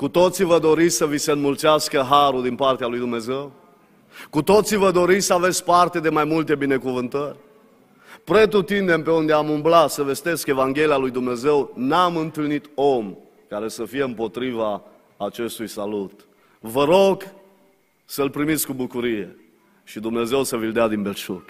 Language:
Romanian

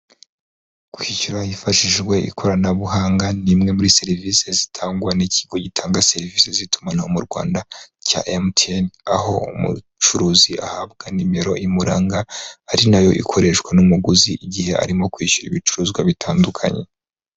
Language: Kinyarwanda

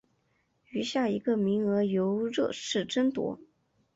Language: Chinese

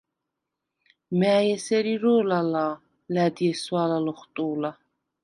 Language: Svan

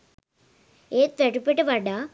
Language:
Sinhala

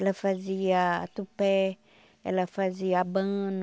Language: Portuguese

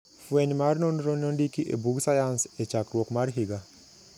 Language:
Luo (Kenya and Tanzania)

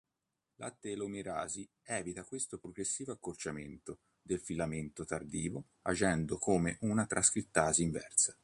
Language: Italian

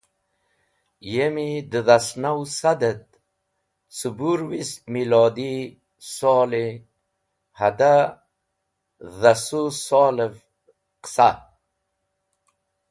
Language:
Wakhi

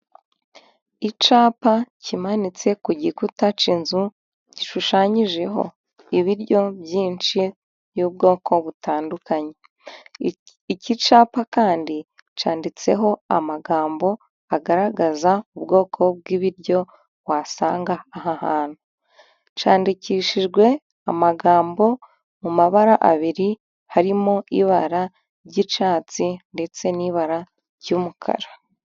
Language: Kinyarwanda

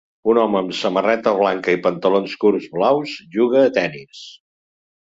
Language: Catalan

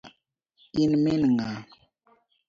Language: Luo (Kenya and Tanzania)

